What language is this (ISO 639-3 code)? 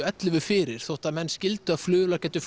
isl